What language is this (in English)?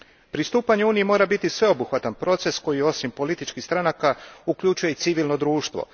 Croatian